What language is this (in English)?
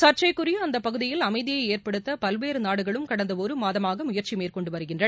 Tamil